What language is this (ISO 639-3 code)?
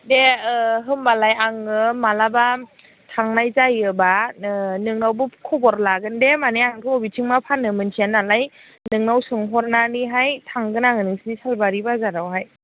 brx